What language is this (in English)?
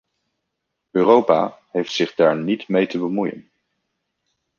Dutch